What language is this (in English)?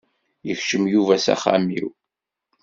Kabyle